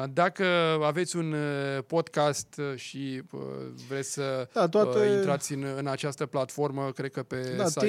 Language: Romanian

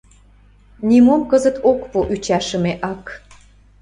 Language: Mari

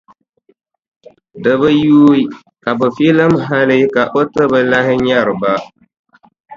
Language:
Dagbani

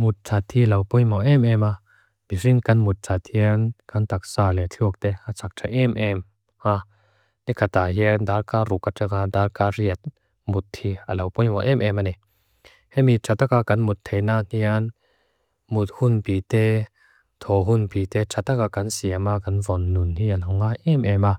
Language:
Mizo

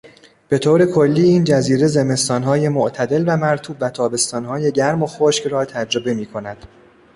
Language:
Persian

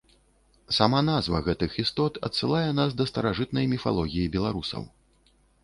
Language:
Belarusian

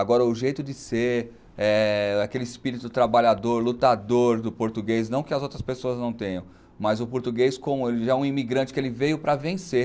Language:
Portuguese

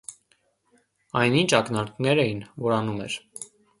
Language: Armenian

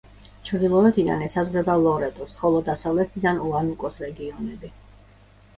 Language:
Georgian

